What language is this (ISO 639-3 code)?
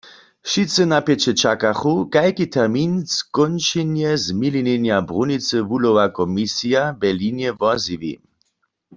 hsb